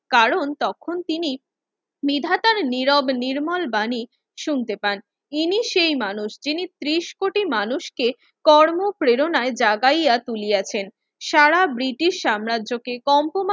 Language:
Bangla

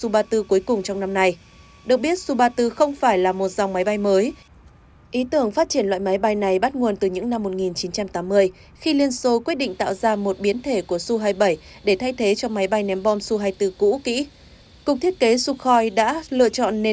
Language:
Vietnamese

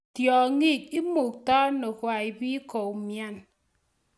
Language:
Kalenjin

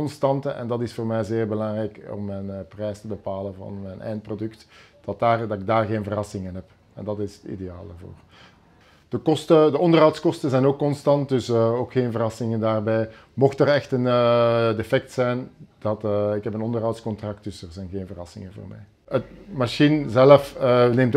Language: Dutch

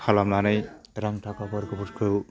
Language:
Bodo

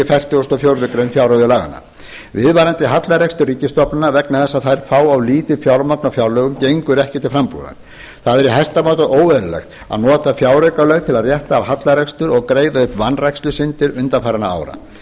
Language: Icelandic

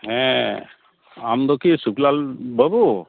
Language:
Santali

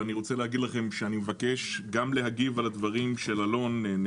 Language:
Hebrew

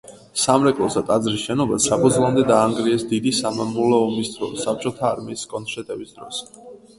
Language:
Georgian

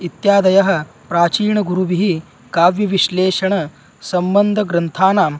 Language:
Sanskrit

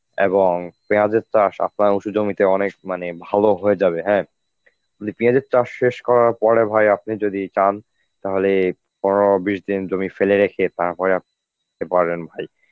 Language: Bangla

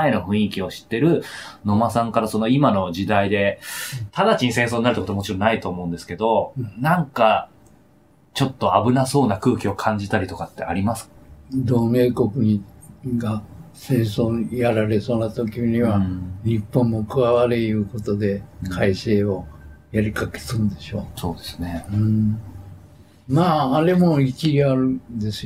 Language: Japanese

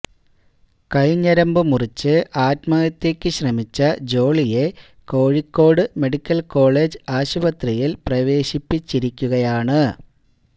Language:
Malayalam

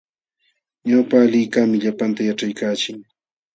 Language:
Jauja Wanca Quechua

